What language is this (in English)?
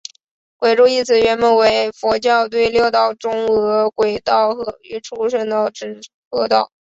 Chinese